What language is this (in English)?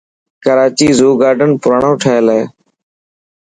Dhatki